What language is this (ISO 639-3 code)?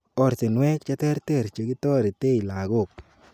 kln